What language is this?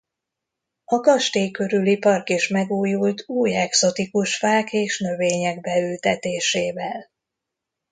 Hungarian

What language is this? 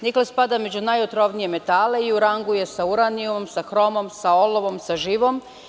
Serbian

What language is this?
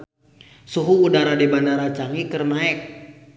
Sundanese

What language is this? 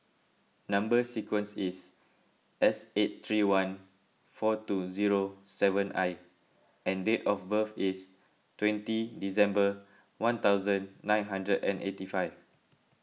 English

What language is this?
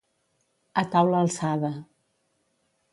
Catalan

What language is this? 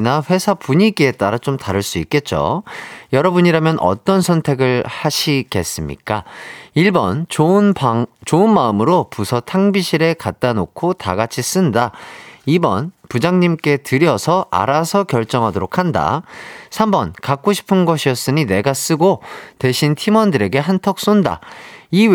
Korean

